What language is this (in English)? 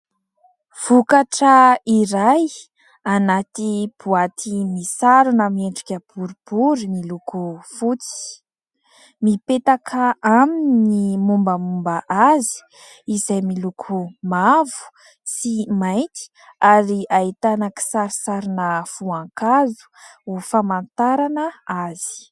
Malagasy